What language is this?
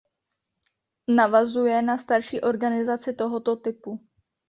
Czech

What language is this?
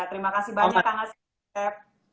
Indonesian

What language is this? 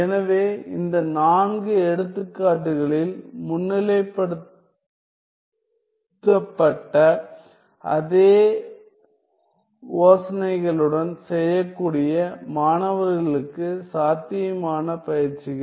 Tamil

